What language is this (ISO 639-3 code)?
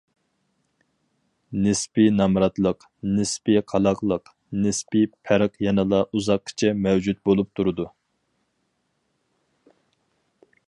uig